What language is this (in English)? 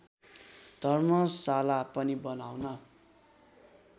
Nepali